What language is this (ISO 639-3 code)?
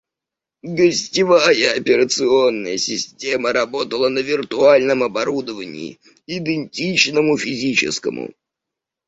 rus